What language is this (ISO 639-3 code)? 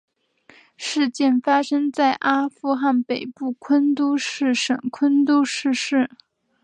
zho